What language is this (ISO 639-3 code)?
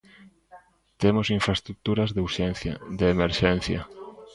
glg